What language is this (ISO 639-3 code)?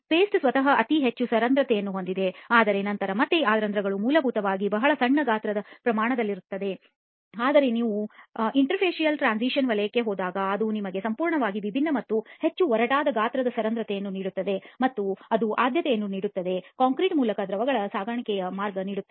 kan